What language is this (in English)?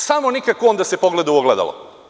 Serbian